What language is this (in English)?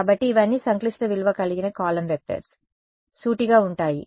Telugu